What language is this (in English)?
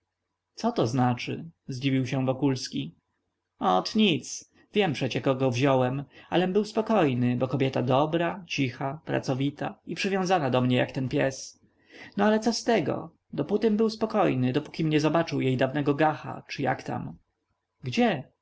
Polish